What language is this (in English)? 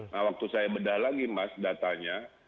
Indonesian